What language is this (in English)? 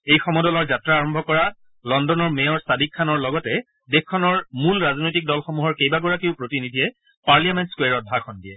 Assamese